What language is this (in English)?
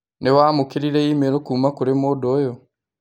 Kikuyu